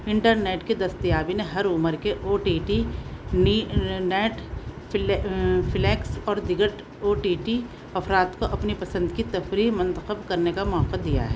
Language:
Urdu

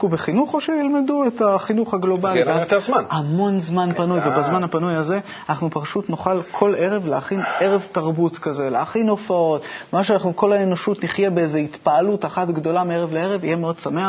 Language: Hebrew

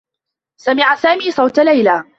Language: Arabic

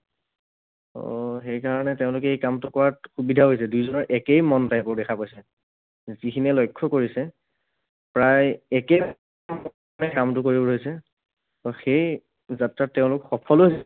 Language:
Assamese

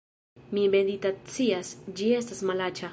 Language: Esperanto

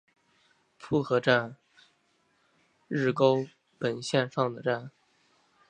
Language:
Chinese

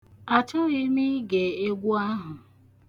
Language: Igbo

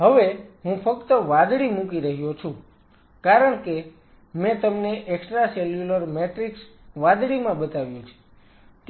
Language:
Gujarati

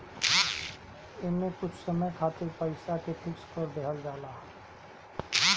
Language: Bhojpuri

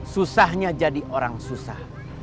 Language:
Indonesian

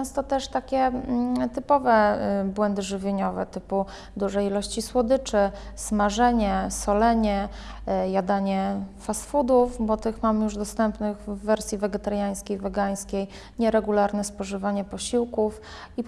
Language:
Polish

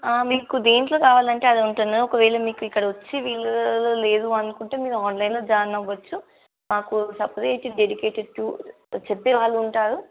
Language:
Telugu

